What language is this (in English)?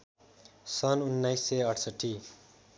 Nepali